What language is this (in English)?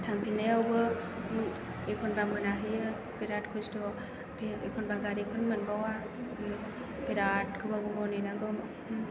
Bodo